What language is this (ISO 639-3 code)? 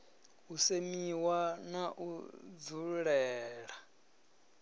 ven